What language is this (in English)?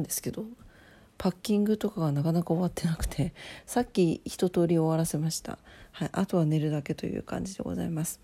Japanese